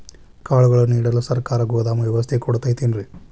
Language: Kannada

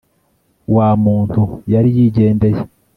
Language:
Kinyarwanda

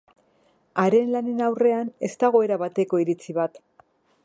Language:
Basque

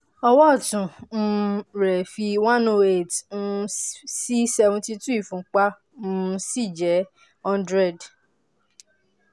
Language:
Yoruba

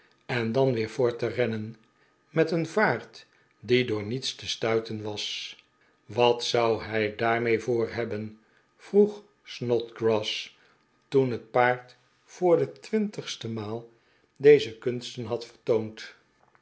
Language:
Dutch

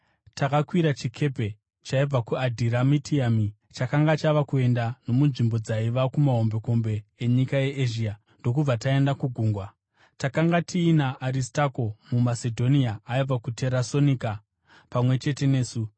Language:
Shona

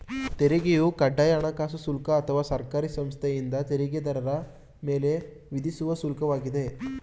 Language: Kannada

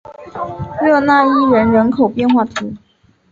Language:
Chinese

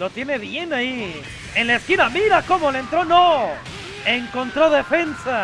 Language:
Spanish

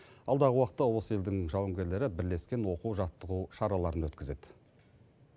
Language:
Kazakh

